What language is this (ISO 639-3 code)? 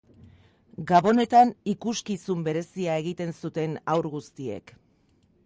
eus